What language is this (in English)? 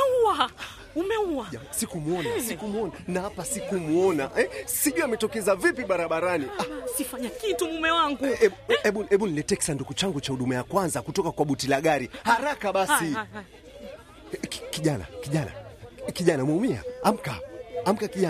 Swahili